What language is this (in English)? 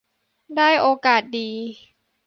Thai